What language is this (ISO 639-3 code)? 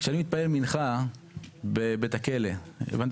heb